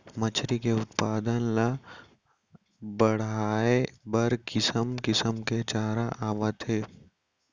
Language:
Chhattisgarhi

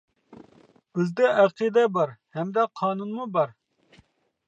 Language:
Uyghur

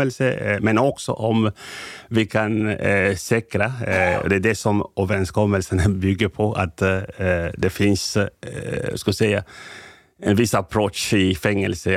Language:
Swedish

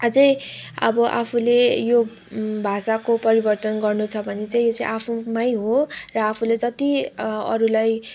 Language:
Nepali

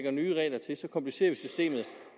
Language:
Danish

